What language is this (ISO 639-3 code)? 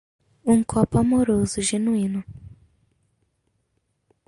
por